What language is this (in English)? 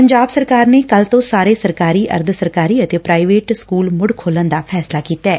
Punjabi